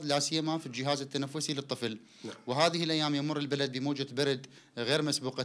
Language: Arabic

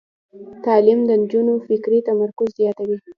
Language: Pashto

